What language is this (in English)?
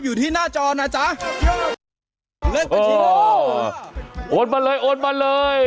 Thai